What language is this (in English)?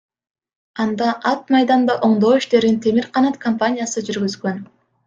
Kyrgyz